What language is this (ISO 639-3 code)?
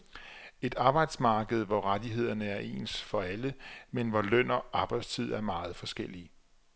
dan